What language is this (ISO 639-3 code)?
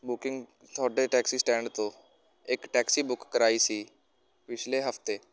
pan